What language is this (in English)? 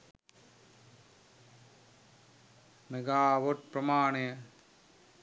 Sinhala